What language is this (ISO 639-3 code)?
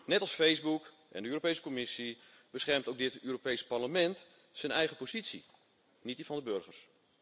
nld